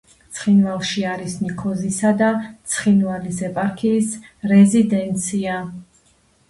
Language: Georgian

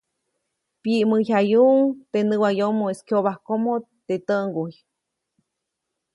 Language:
Copainalá Zoque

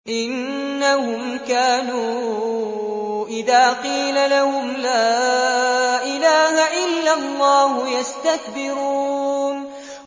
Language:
Arabic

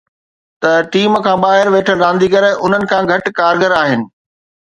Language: Sindhi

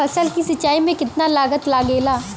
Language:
Bhojpuri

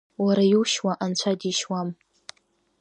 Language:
Abkhazian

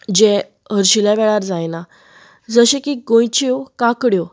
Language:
Konkani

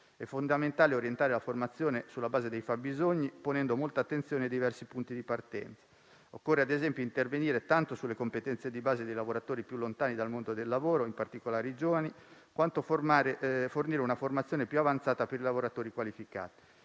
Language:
Italian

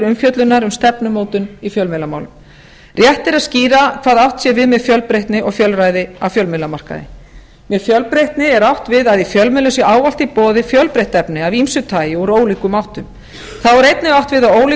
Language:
Icelandic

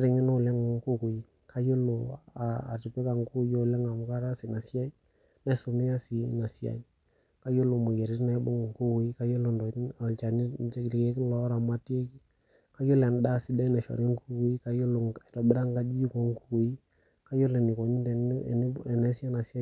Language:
Masai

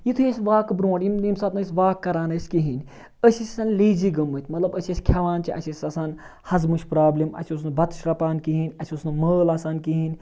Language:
Kashmiri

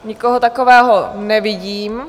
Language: Czech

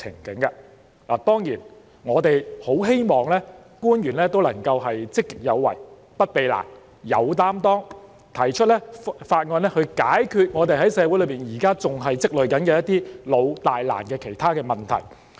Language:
Cantonese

